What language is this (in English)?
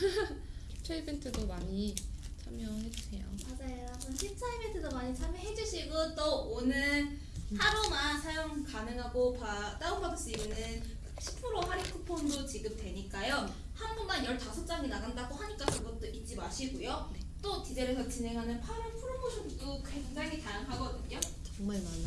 Korean